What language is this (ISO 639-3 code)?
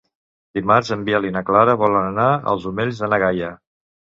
cat